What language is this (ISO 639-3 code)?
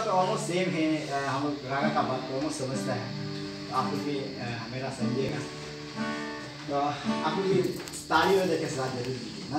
ara